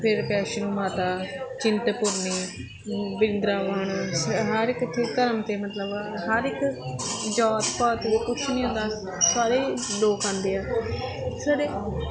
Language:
Punjabi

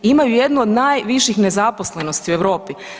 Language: Croatian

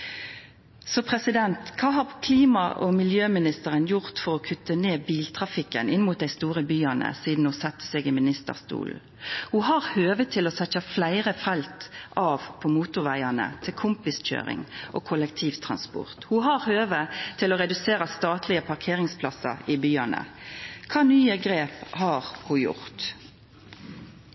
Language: Norwegian Nynorsk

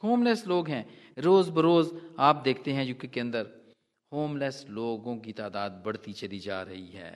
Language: Hindi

